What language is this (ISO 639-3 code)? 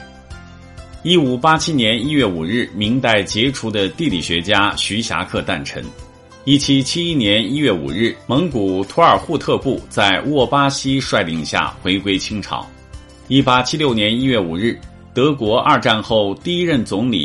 zho